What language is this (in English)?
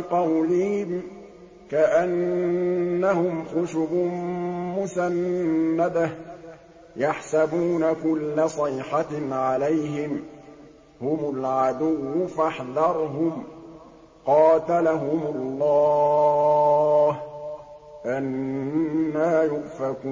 Arabic